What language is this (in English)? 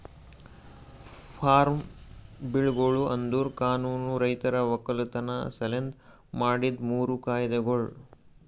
Kannada